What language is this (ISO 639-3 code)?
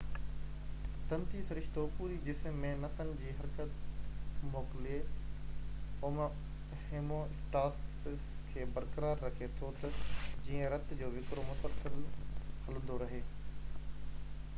snd